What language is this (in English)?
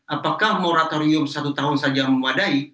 Indonesian